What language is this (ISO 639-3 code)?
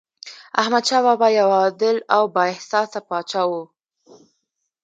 pus